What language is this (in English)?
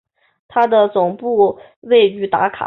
Chinese